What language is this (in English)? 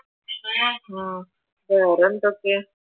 Malayalam